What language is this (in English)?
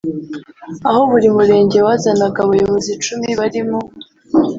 Kinyarwanda